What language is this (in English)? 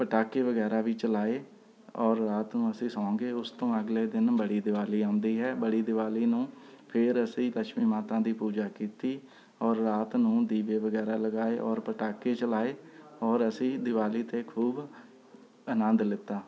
Punjabi